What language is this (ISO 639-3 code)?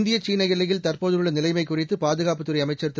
tam